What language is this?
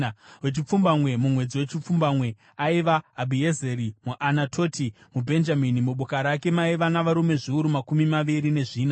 Shona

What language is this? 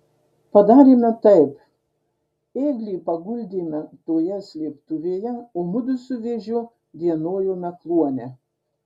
Lithuanian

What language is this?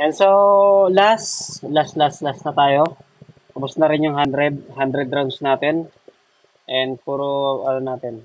Filipino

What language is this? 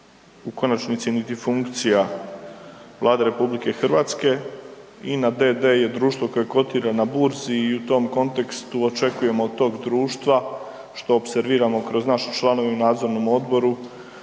Croatian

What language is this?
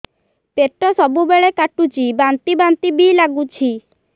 Odia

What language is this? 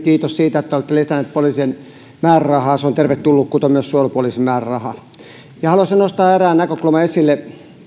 Finnish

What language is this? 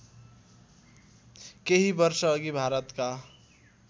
Nepali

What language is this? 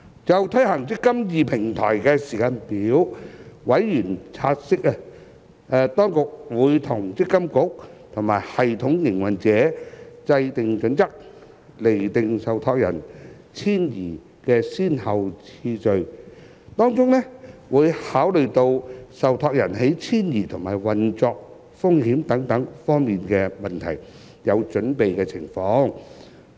Cantonese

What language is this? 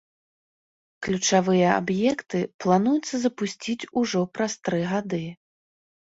Belarusian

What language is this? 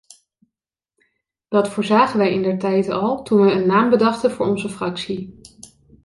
Dutch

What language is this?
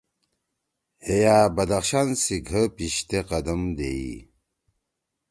Torwali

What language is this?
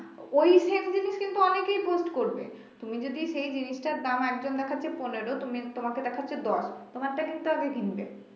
Bangla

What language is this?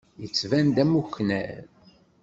Kabyle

